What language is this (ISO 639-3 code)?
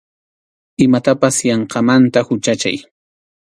qxu